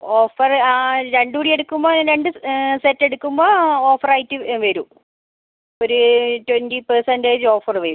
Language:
Malayalam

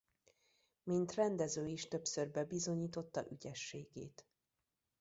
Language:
Hungarian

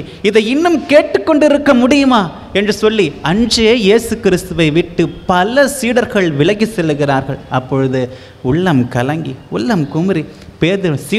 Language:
Thai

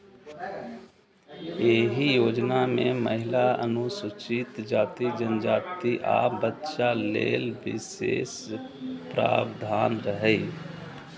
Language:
Maithili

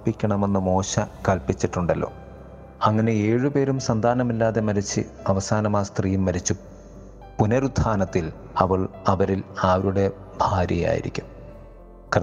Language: Malayalam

